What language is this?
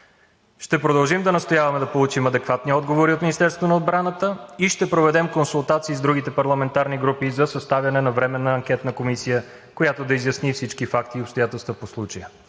Bulgarian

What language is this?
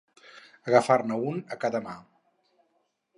Catalan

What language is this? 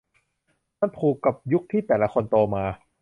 Thai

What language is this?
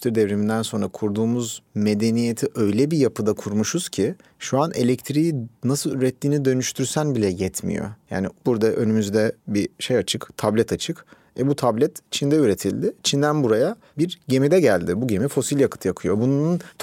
Turkish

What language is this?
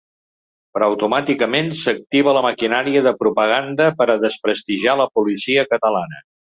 Catalan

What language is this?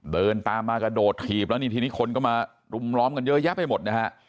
Thai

